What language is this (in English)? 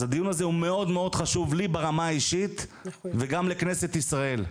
Hebrew